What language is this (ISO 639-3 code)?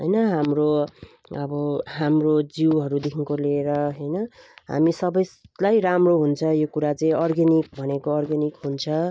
nep